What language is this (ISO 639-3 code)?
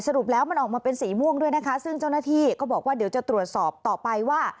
tha